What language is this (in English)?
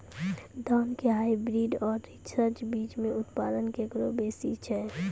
Maithili